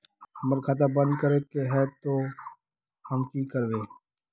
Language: Magahi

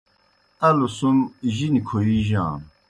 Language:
Kohistani Shina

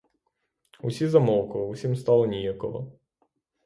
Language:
Ukrainian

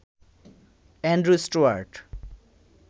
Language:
Bangla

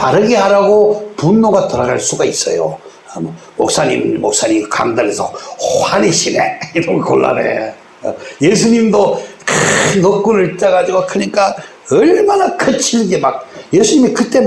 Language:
Korean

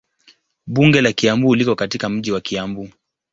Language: Swahili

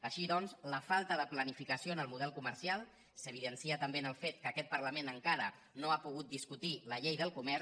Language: Catalan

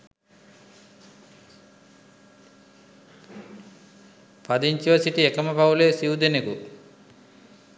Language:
Sinhala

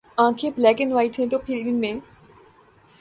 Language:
Urdu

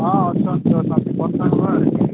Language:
Odia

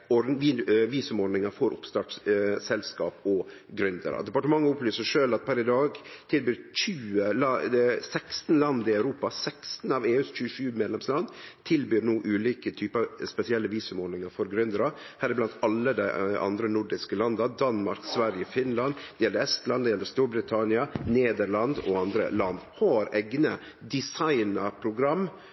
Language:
Norwegian Nynorsk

